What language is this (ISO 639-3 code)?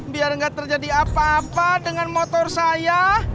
ind